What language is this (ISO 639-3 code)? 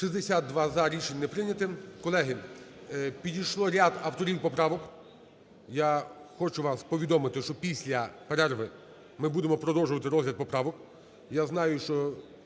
ukr